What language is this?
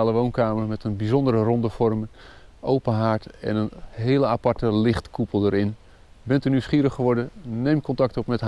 Dutch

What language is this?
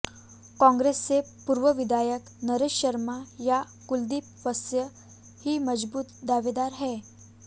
Hindi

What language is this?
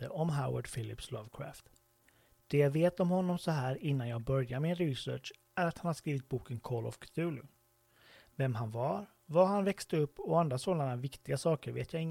Swedish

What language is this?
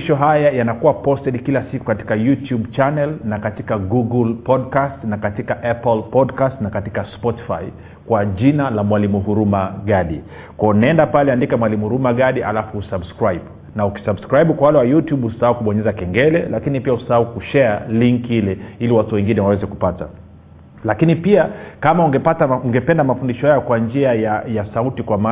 Swahili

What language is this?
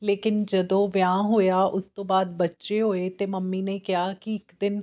Punjabi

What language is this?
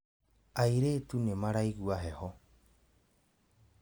Kikuyu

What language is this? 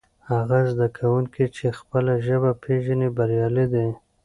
Pashto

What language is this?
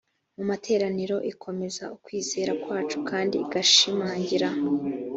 Kinyarwanda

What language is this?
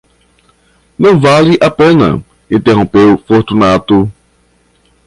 Portuguese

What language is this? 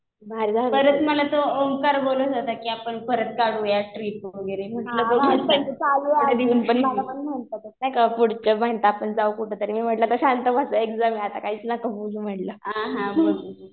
Marathi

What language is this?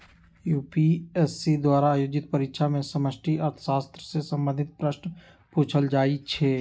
Magahi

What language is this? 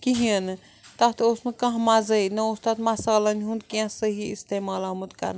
Kashmiri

